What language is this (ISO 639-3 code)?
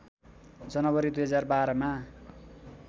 nep